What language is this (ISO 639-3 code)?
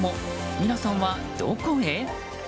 jpn